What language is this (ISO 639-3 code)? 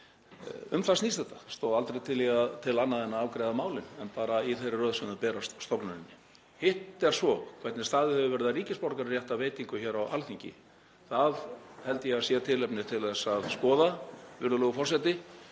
isl